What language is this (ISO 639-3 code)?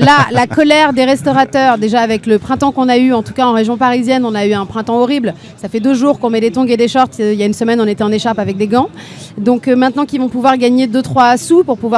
fra